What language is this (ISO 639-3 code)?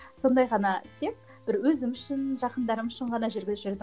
kaz